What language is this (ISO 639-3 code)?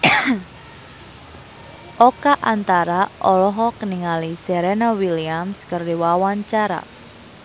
sun